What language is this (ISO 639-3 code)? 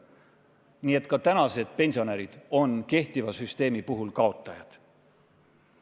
est